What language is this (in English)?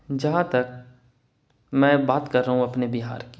Urdu